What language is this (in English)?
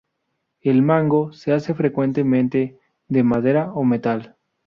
Spanish